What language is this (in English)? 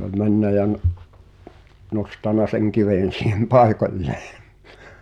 Finnish